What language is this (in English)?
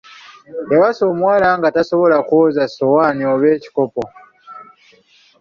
Ganda